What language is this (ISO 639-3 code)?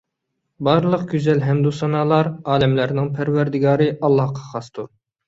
uig